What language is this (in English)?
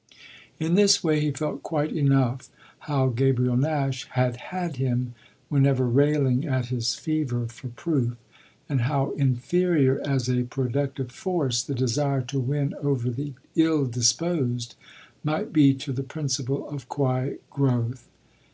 English